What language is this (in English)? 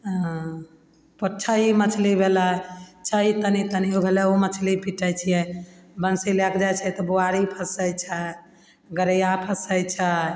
Maithili